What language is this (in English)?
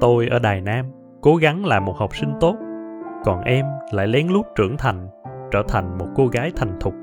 Vietnamese